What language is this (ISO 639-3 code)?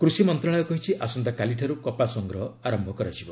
ori